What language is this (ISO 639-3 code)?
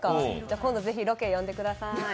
jpn